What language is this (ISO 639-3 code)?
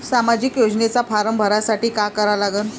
mar